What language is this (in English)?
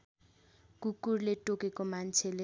Nepali